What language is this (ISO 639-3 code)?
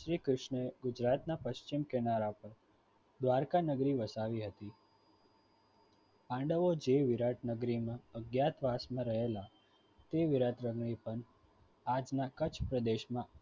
guj